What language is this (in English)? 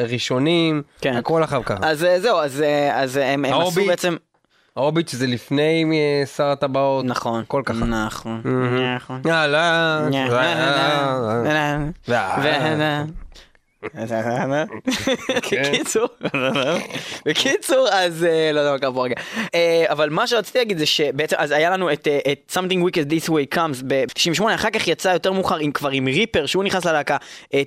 Hebrew